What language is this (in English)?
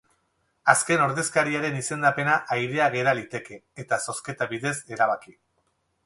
Basque